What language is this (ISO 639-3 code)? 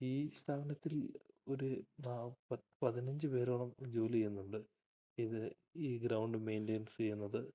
mal